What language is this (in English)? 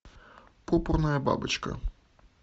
Russian